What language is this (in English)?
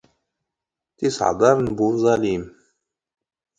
Standard Moroccan Tamazight